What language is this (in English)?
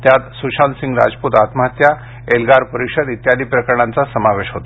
Marathi